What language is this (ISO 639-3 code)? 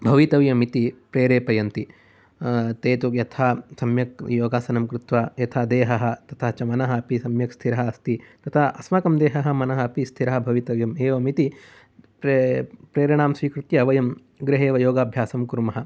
san